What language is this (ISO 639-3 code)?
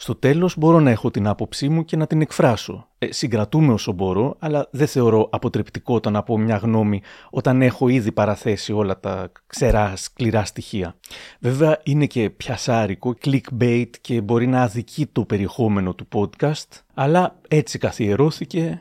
ell